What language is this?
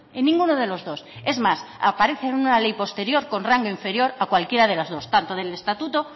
Spanish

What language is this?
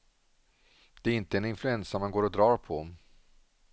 Swedish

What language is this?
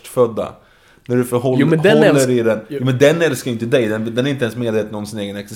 Swedish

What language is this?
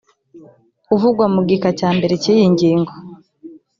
Kinyarwanda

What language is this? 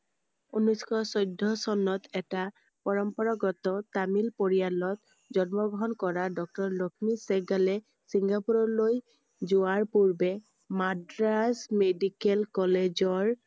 Assamese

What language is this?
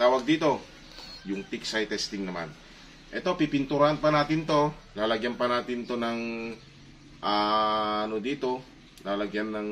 Filipino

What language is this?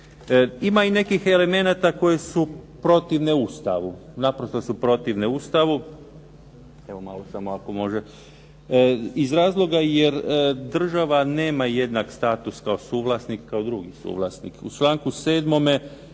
Croatian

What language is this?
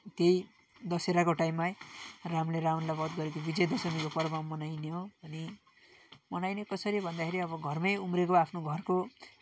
Nepali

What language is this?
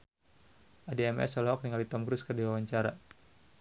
Sundanese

